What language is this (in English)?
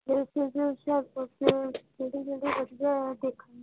Punjabi